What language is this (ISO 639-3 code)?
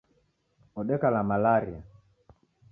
dav